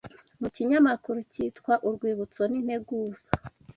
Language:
Kinyarwanda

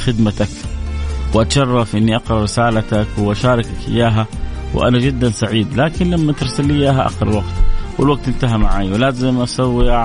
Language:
Arabic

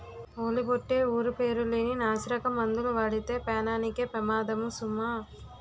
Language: Telugu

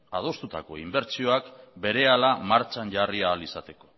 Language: Basque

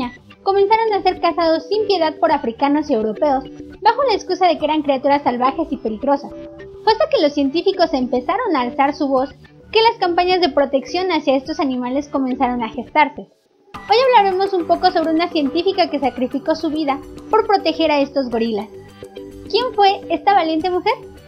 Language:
Spanish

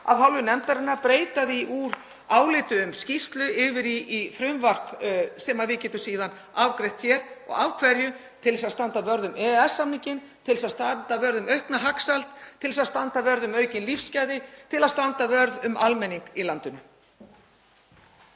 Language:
Icelandic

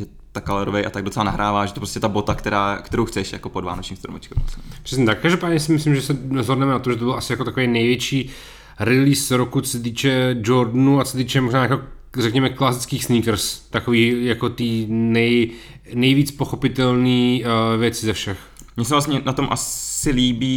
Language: Czech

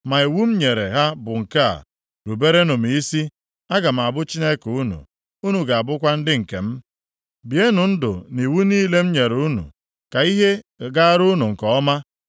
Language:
Igbo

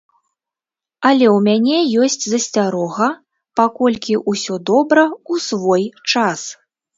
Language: Belarusian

